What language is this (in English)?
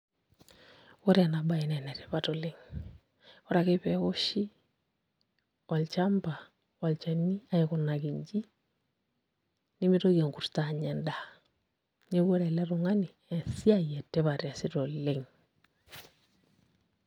Masai